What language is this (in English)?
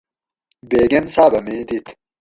Gawri